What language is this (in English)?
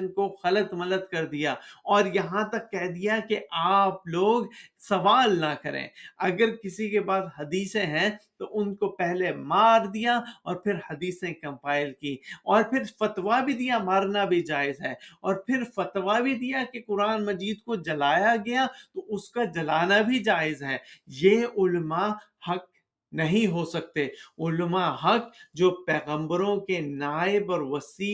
Urdu